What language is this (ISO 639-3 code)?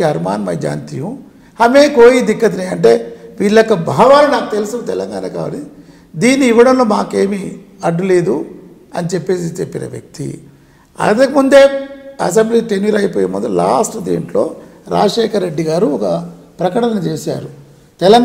tel